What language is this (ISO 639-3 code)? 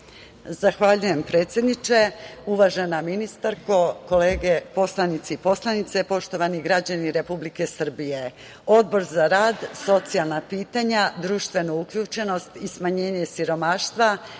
srp